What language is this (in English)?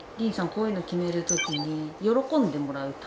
Japanese